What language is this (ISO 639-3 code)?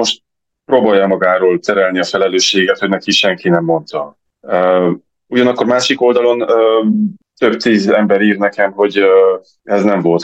hun